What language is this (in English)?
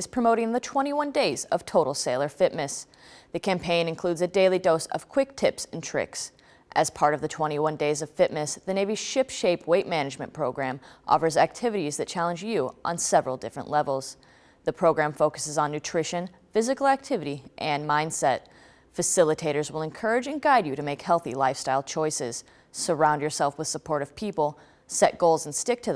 English